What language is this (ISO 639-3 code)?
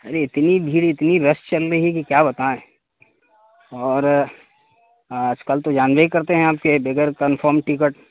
urd